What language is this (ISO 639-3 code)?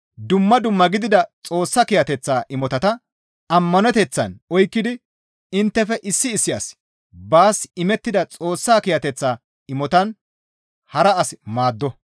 gmv